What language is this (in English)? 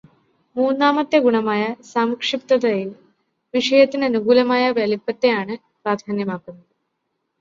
Malayalam